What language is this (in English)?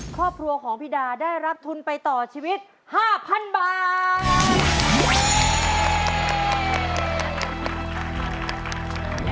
Thai